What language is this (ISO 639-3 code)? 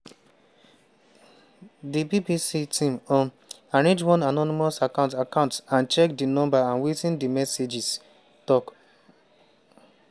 pcm